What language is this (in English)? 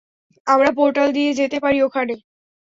Bangla